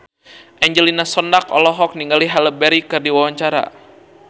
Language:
Sundanese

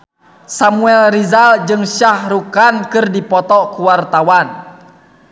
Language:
Sundanese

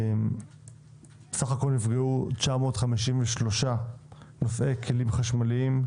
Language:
Hebrew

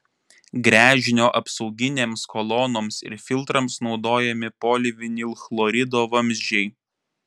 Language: Lithuanian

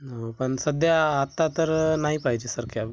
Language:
Marathi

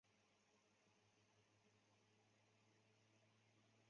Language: Chinese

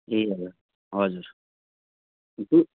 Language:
Nepali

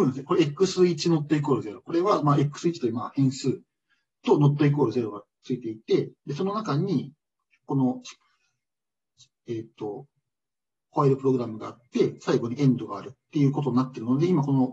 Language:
Japanese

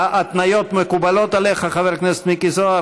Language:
Hebrew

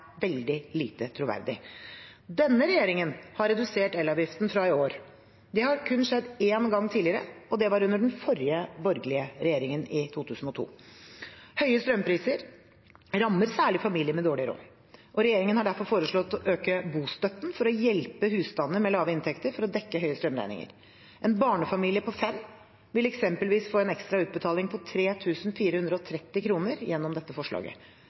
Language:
Norwegian Bokmål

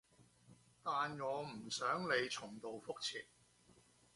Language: Cantonese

